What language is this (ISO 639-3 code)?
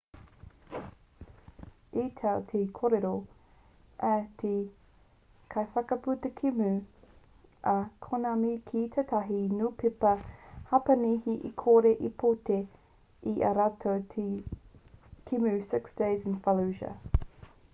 mri